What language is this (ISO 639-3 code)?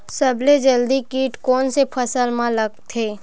hne